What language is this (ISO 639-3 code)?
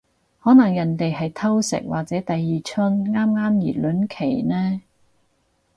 yue